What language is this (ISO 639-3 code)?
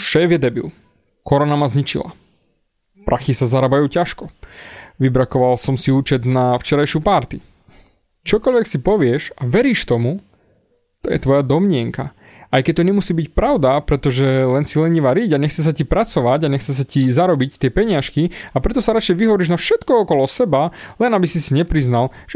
slk